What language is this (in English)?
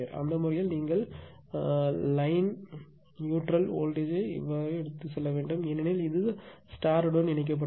Tamil